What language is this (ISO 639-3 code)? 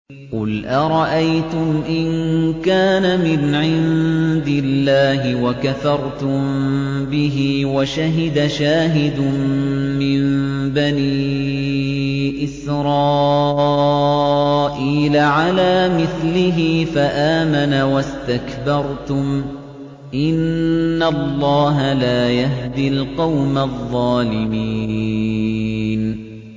ara